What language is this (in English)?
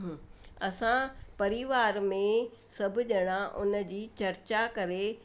Sindhi